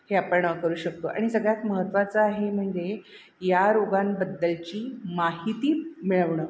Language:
Marathi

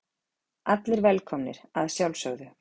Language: Icelandic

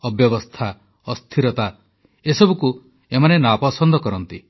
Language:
Odia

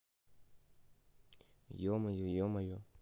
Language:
Russian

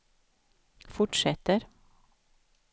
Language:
Swedish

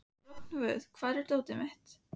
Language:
Icelandic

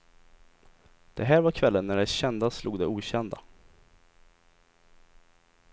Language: Swedish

